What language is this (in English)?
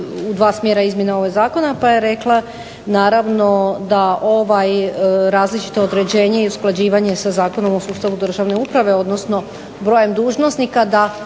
Croatian